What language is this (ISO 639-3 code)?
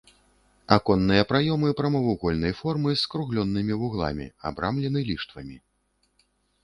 bel